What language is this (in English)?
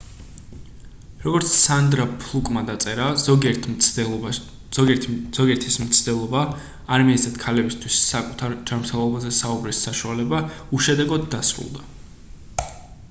Georgian